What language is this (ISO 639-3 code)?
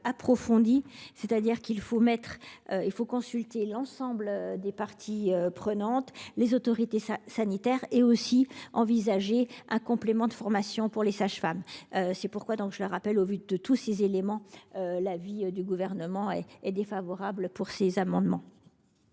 fra